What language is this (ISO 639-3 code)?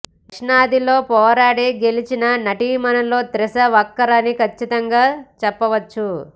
tel